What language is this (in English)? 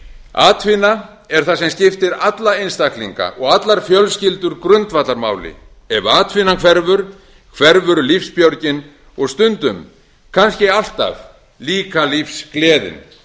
Icelandic